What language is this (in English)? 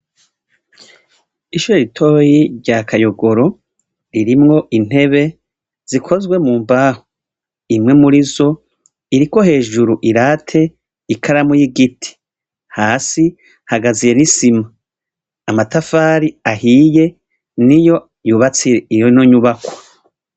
Rundi